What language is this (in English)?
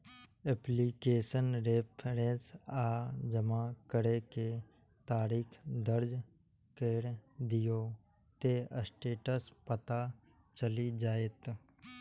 Maithili